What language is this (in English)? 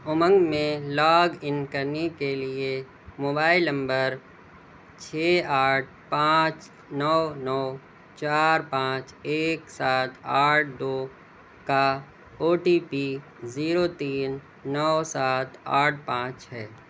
Urdu